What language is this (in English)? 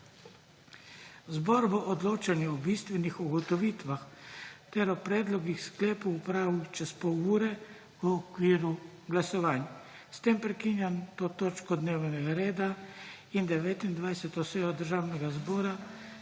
Slovenian